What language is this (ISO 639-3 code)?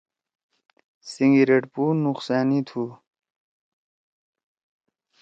trw